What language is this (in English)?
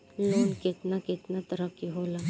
Bhojpuri